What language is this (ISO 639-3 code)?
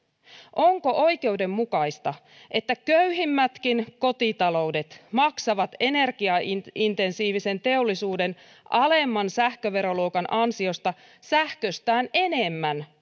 fin